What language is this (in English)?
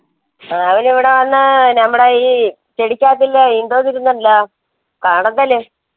Malayalam